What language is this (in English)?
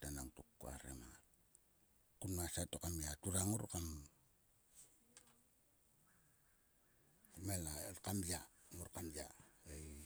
Sulka